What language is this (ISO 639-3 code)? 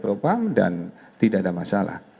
ind